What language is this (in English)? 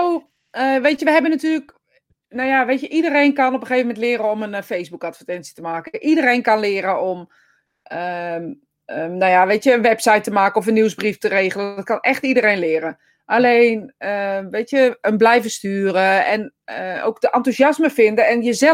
Dutch